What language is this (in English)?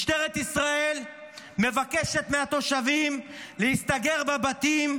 Hebrew